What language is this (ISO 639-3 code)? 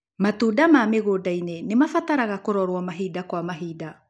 kik